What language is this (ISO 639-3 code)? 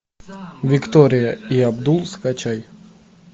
rus